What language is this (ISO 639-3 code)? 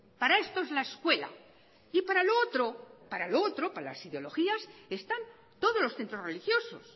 spa